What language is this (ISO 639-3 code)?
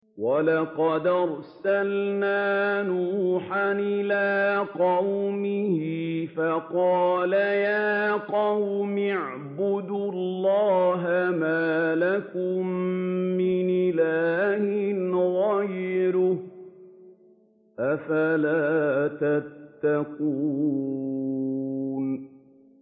ara